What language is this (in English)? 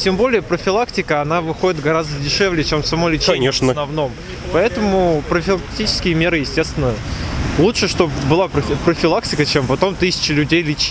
Russian